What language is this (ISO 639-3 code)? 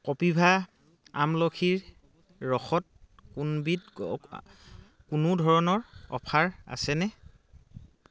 asm